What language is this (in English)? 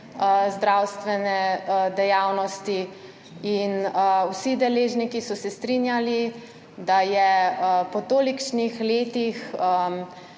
Slovenian